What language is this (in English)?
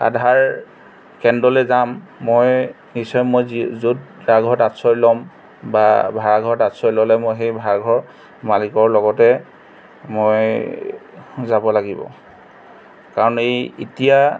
Assamese